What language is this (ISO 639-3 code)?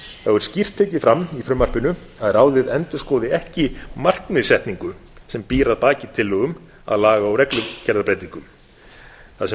isl